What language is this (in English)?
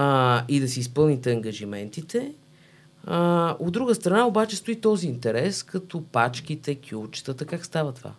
Bulgarian